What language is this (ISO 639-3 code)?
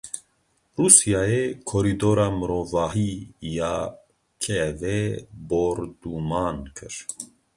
kur